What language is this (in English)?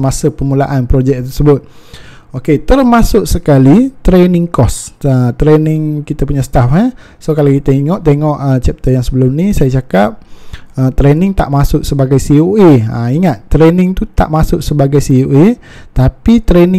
Malay